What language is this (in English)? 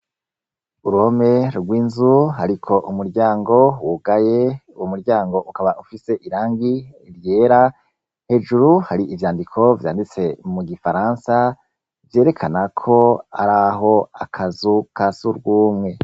Rundi